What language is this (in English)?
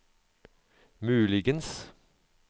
Norwegian